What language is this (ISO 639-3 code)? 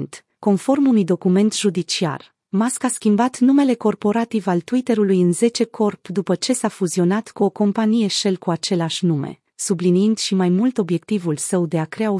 ron